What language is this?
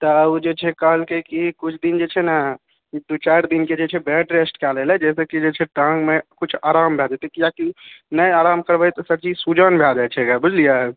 Maithili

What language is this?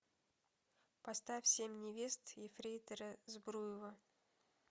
Russian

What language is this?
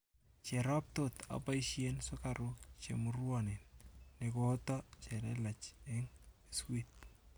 Kalenjin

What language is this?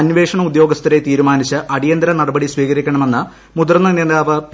Malayalam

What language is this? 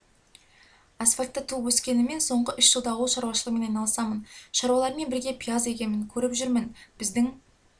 Kazakh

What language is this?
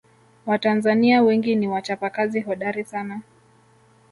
Swahili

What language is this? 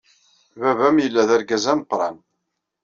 Kabyle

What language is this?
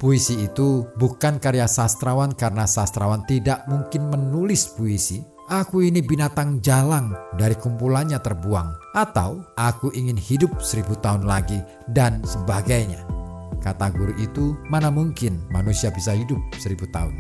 Indonesian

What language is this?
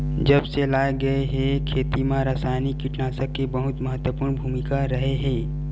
Chhattisgarhi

